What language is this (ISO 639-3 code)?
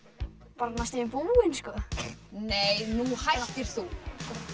isl